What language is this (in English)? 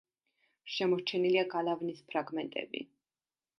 Georgian